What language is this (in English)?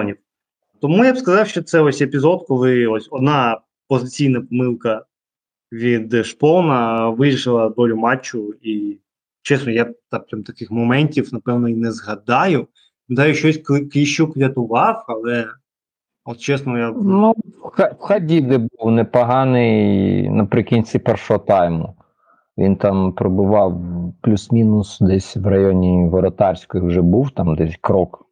Ukrainian